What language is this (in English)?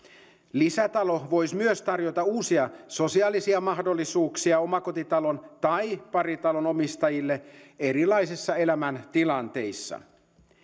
Finnish